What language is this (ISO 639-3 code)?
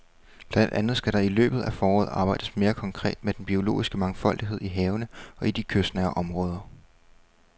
dan